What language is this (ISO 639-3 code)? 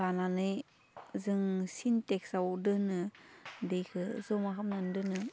brx